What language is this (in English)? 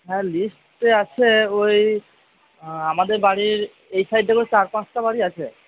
Bangla